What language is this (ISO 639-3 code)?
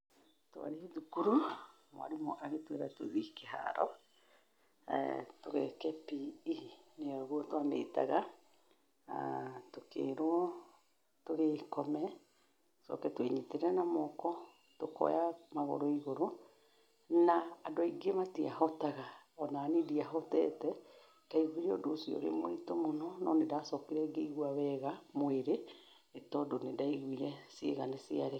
kik